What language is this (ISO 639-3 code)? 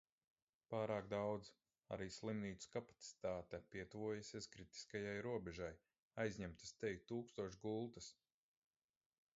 lav